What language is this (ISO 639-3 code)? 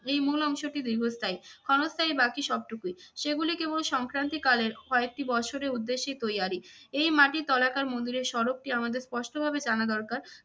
ben